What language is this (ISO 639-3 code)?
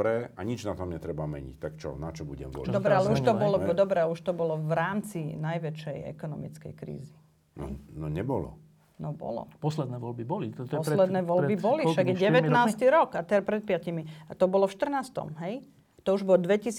slk